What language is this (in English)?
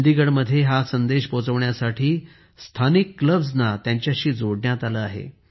Marathi